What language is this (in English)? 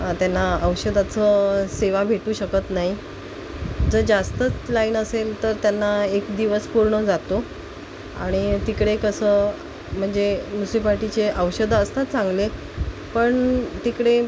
Marathi